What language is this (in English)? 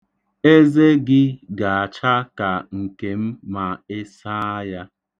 Igbo